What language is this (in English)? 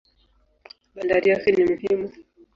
Swahili